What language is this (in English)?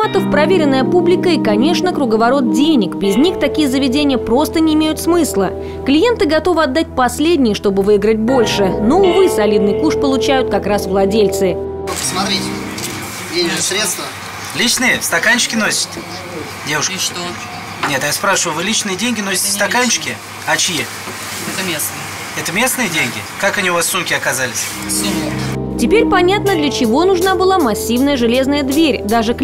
Russian